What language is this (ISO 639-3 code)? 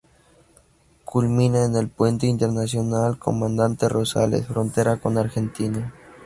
spa